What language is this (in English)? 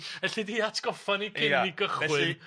Welsh